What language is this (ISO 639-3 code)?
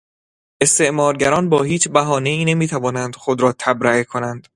fas